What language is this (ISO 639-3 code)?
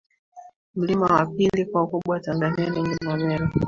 swa